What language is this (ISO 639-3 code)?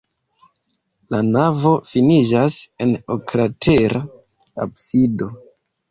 epo